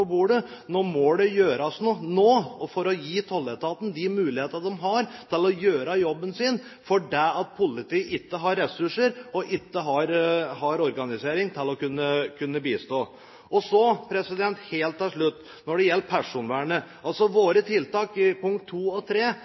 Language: Norwegian Bokmål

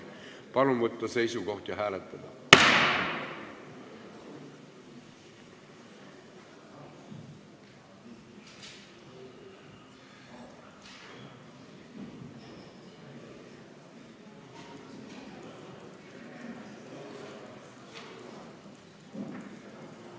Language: Estonian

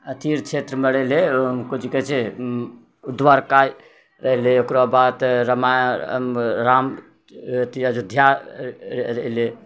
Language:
Maithili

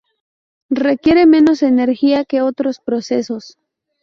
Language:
Spanish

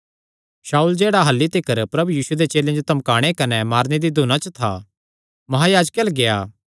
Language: Kangri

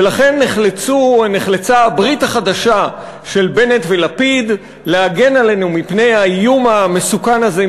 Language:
Hebrew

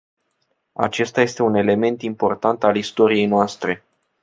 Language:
Romanian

